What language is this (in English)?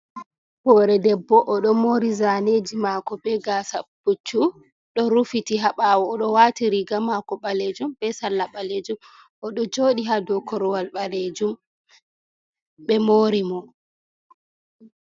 Fula